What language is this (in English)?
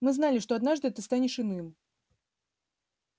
Russian